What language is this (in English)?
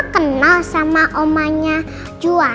Indonesian